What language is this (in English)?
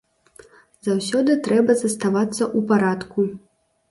Belarusian